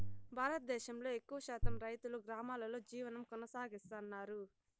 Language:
Telugu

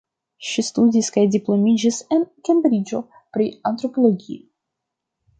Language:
Esperanto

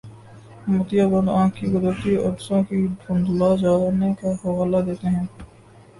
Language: Urdu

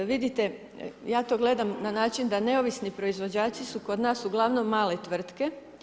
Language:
Croatian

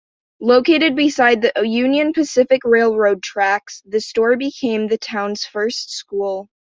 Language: English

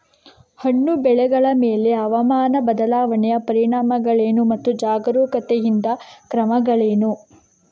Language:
Kannada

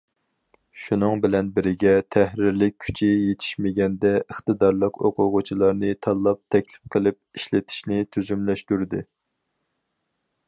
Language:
Uyghur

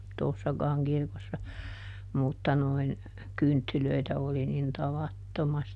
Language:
Finnish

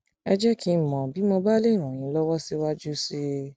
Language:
Yoruba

